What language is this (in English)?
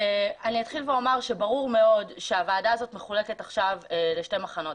Hebrew